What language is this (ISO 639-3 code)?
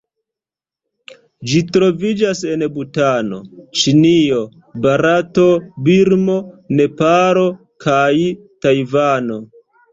epo